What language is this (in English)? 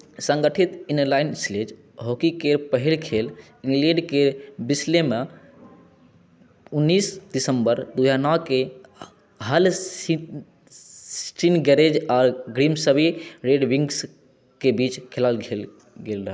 Maithili